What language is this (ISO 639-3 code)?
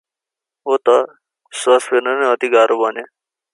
nep